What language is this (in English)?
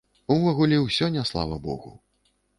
Belarusian